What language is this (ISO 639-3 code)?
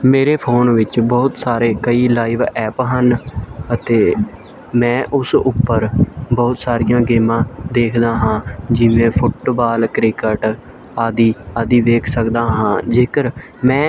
pan